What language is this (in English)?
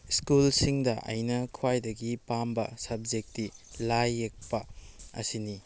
Manipuri